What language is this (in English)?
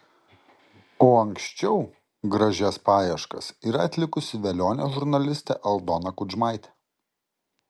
Lithuanian